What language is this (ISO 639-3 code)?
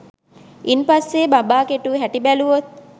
sin